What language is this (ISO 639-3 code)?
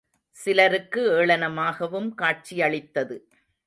tam